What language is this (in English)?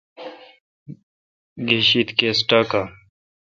Kalkoti